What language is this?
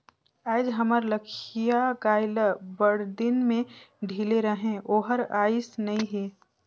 Chhattisgarhi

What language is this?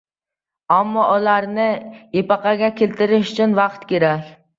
Uzbek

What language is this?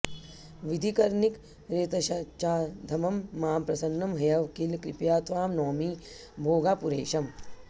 Sanskrit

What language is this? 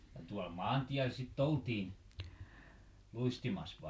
Finnish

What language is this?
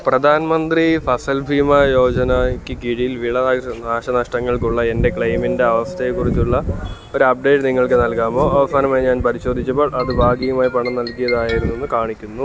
Malayalam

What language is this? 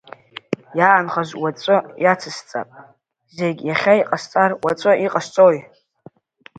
Abkhazian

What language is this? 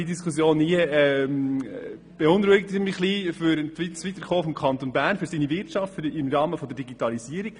Swiss German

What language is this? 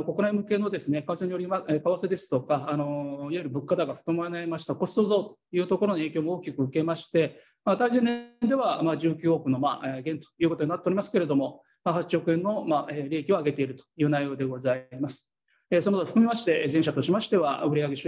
Japanese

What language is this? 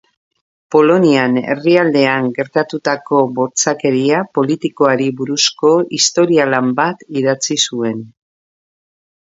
Basque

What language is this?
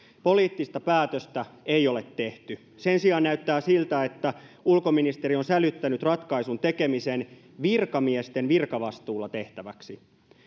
Finnish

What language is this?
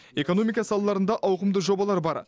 Kazakh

